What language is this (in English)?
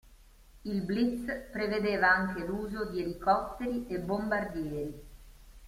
Italian